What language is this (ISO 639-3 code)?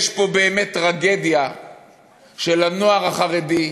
heb